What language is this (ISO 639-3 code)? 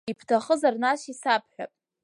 abk